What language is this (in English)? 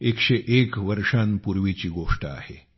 Marathi